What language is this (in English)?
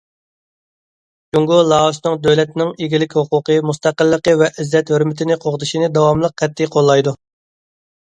Uyghur